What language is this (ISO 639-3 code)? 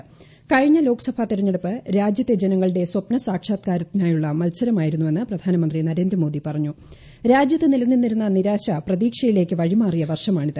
mal